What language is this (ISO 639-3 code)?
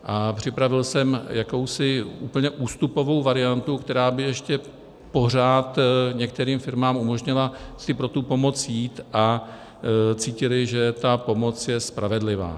ces